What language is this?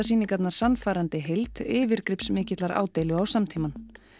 Icelandic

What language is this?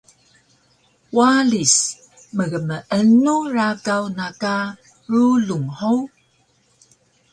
Taroko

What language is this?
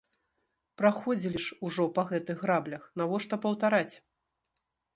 Belarusian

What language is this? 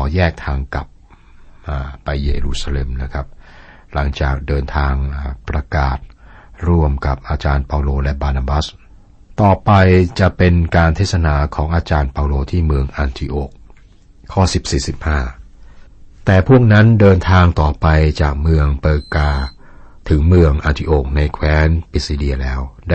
Thai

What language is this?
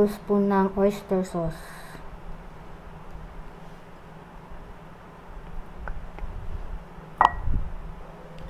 Filipino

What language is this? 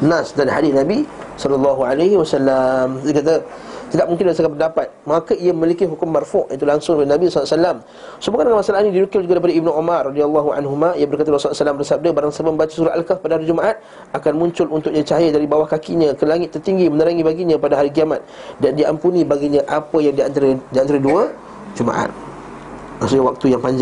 Malay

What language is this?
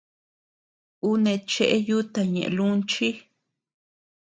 Tepeuxila Cuicatec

